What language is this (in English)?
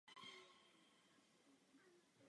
Czech